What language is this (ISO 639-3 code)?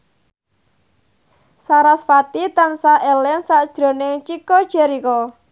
jav